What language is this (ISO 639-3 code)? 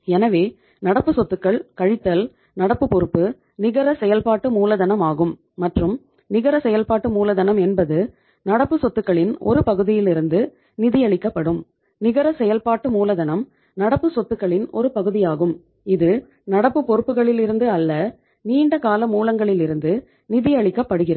tam